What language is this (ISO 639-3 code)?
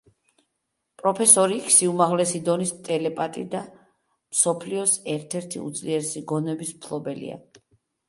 kat